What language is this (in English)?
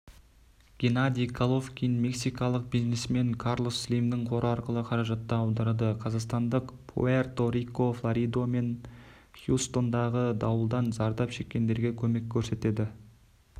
Kazakh